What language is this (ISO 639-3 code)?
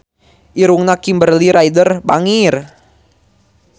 sun